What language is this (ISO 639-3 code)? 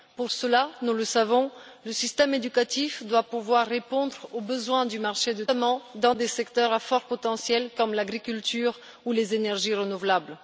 fra